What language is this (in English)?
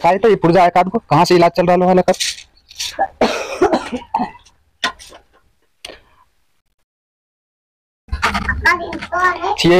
Hindi